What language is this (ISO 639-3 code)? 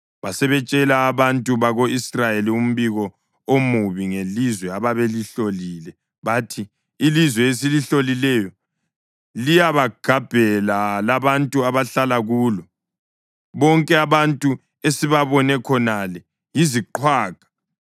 nde